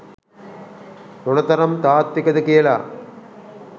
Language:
Sinhala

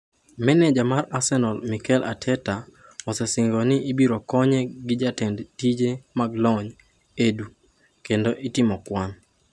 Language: Luo (Kenya and Tanzania)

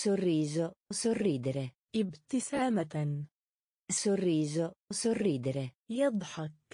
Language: Italian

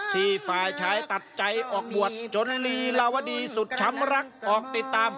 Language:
Thai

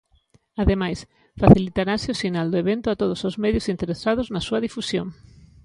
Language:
Galician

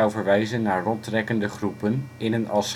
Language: Dutch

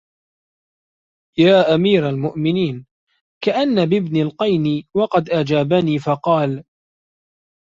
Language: Arabic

